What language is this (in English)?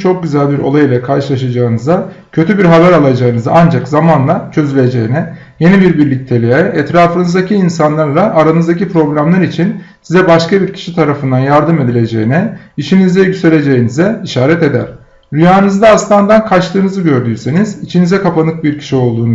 Turkish